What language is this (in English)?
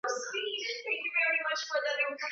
Swahili